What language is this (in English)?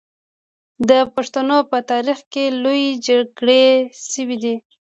Pashto